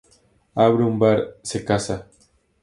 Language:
Spanish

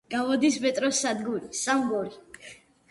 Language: Georgian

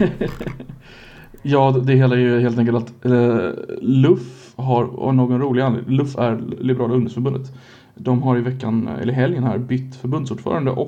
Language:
Swedish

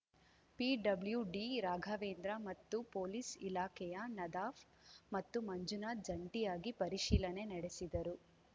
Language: Kannada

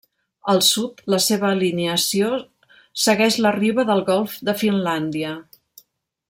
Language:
Catalan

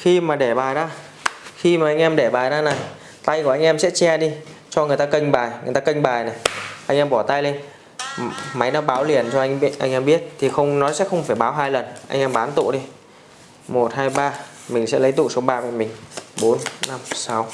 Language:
Vietnamese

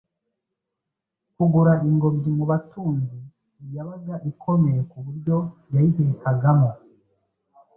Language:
Kinyarwanda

